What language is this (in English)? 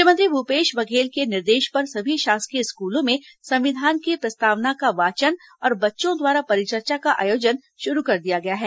Hindi